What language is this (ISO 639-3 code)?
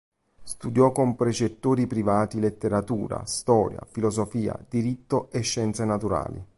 ita